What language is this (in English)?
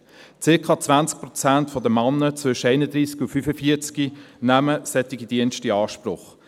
Swiss German